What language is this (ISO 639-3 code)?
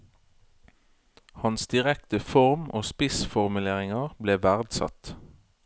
nor